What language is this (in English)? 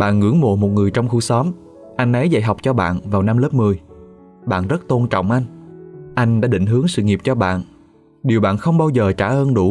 Vietnamese